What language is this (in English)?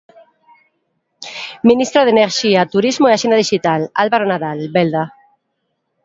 Galician